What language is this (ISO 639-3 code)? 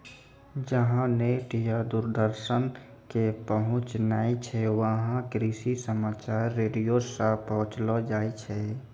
mai